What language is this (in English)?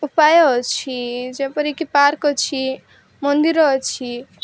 Odia